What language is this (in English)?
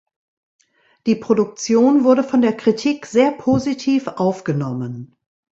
German